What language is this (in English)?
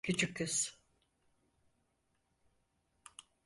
Turkish